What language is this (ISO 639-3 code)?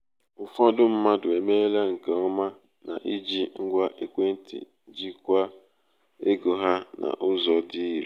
ibo